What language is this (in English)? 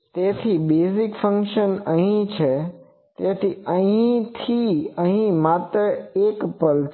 Gujarati